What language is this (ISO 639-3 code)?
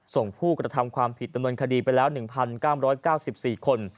tha